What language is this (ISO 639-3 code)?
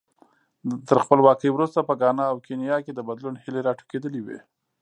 pus